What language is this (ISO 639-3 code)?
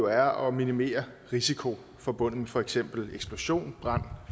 dan